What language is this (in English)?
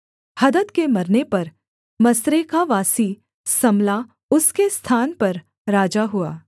Hindi